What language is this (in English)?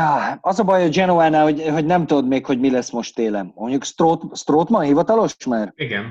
Hungarian